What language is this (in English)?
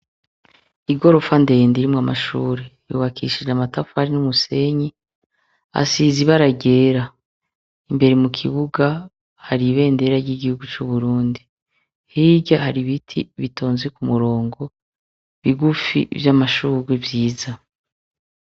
Rundi